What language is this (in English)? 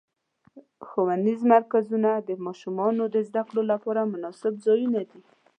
Pashto